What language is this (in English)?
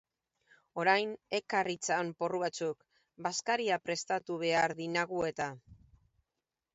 Basque